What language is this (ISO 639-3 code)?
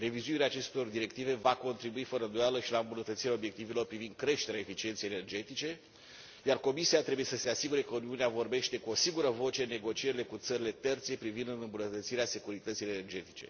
ron